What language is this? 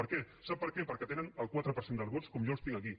Catalan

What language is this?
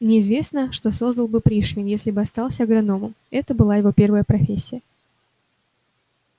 Russian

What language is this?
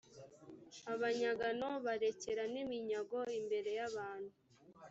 Kinyarwanda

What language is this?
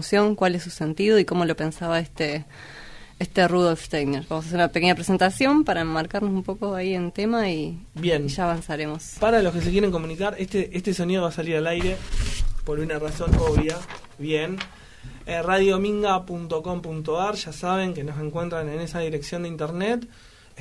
Spanish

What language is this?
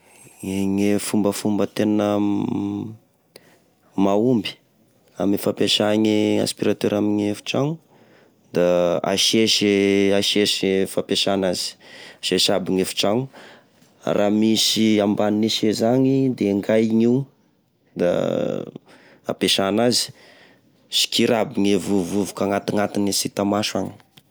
Tesaka Malagasy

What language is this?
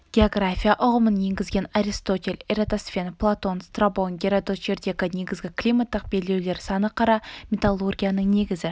Kazakh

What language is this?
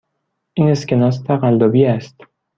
Persian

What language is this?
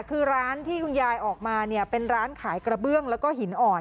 Thai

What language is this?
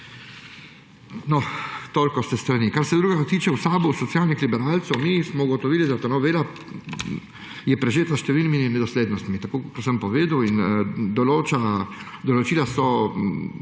Slovenian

